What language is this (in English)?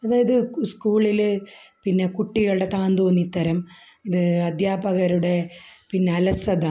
Malayalam